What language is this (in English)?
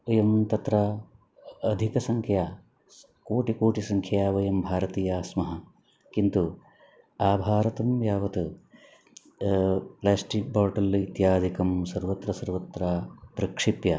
Sanskrit